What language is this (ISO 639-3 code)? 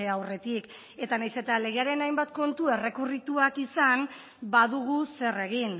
eus